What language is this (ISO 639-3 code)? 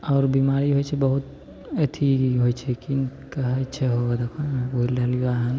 mai